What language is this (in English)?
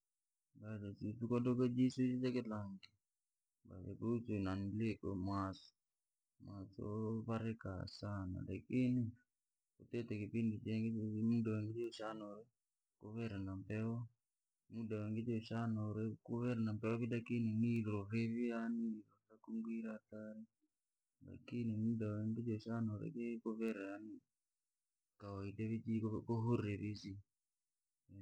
Langi